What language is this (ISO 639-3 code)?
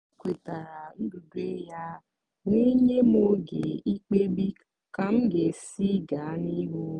ibo